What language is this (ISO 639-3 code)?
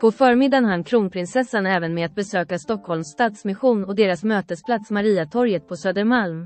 swe